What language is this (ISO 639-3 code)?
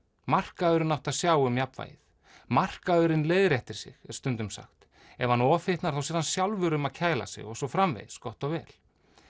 isl